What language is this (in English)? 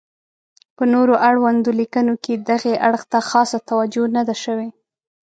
Pashto